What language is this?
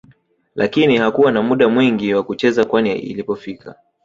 Swahili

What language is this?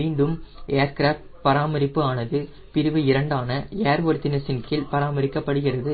Tamil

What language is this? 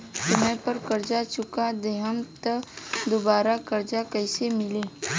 Bhojpuri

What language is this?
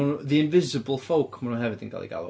Welsh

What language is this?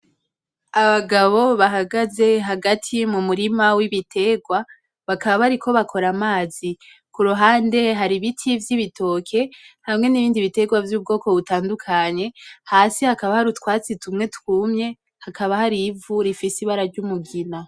Rundi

